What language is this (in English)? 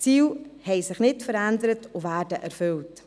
Swiss German